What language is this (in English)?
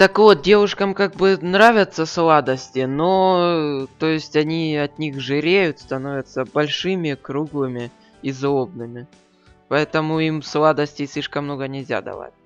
Russian